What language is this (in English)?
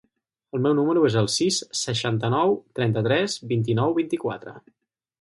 Catalan